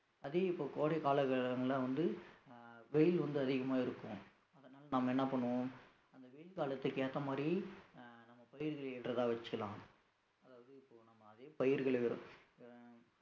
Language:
Tamil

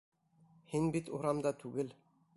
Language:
Bashkir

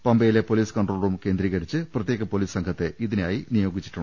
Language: Malayalam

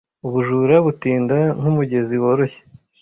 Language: Kinyarwanda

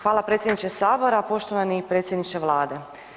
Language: Croatian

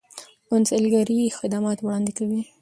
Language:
Pashto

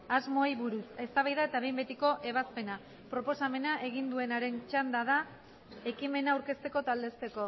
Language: Basque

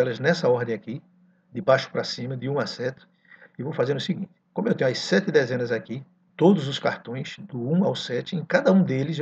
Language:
Portuguese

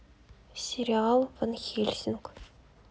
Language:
Russian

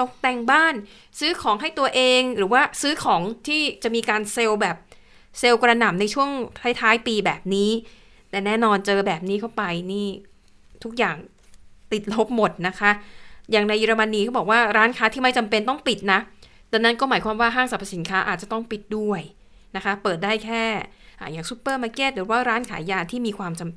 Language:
Thai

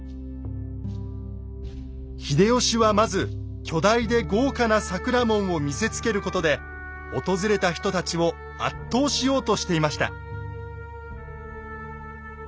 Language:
Japanese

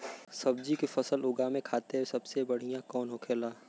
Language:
Bhojpuri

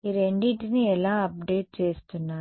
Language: Telugu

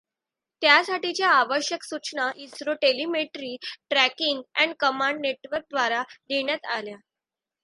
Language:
Marathi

